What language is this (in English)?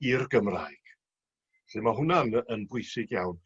Welsh